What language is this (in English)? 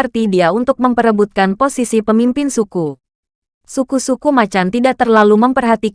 Indonesian